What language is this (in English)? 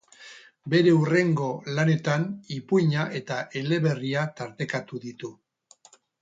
Basque